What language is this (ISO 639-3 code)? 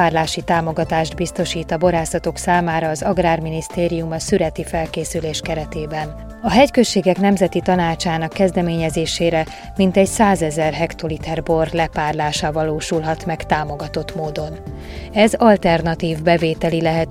hun